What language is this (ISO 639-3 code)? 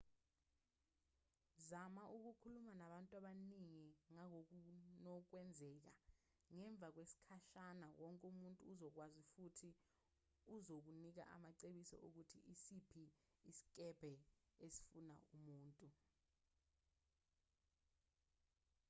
zul